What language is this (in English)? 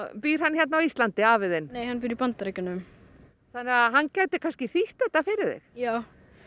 Icelandic